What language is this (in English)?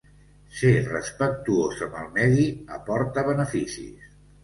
Catalan